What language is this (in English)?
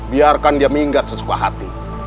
Indonesian